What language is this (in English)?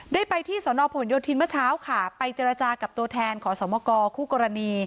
Thai